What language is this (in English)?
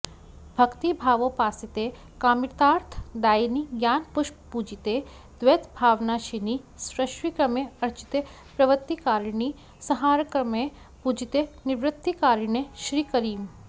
Sanskrit